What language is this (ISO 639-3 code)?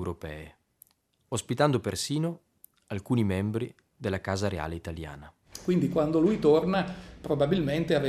ita